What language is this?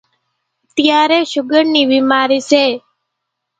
Kachi Koli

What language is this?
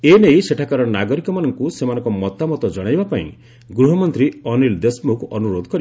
Odia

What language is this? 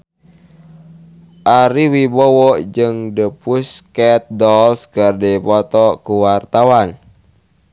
Sundanese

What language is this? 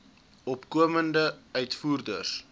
Afrikaans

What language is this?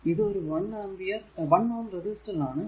Malayalam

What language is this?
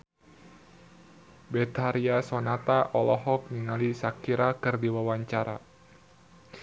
Sundanese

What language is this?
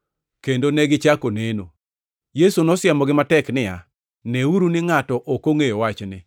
Luo (Kenya and Tanzania)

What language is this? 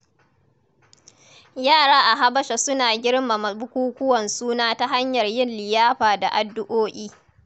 Hausa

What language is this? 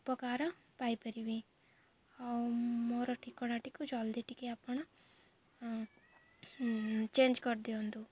Odia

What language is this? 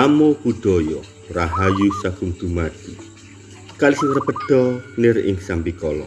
Indonesian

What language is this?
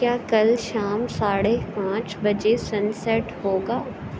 Urdu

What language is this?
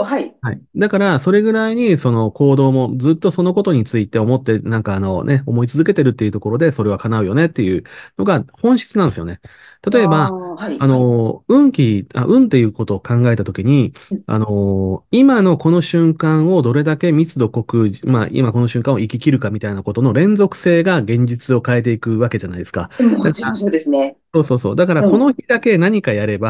Japanese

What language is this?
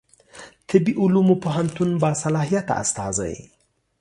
Pashto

